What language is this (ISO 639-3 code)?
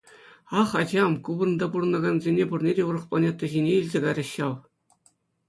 chv